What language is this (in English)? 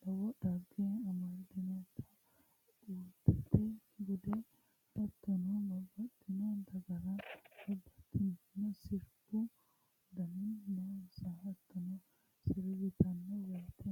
Sidamo